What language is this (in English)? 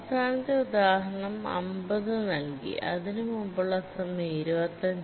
Malayalam